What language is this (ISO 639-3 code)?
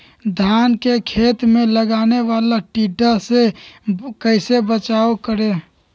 mag